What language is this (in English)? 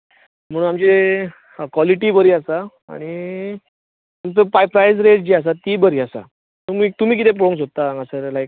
Konkani